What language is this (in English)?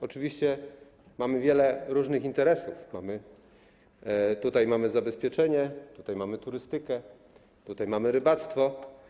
Polish